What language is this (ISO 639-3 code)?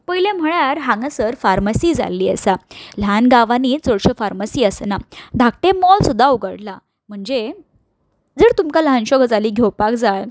kok